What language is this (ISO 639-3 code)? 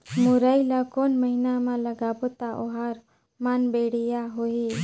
hne